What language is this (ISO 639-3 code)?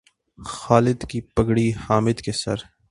urd